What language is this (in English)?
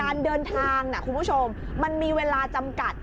Thai